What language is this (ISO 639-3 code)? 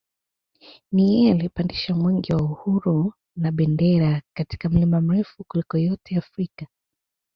swa